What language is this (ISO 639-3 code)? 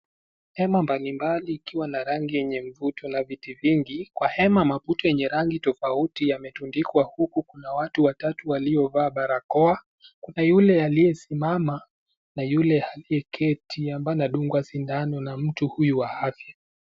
swa